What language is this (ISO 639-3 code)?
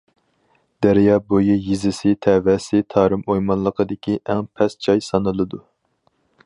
uig